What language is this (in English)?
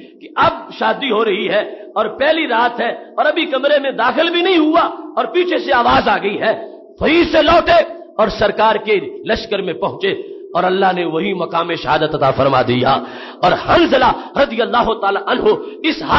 Arabic